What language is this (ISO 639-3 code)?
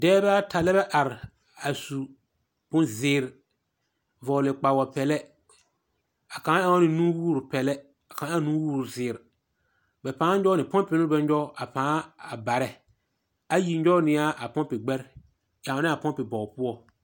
dga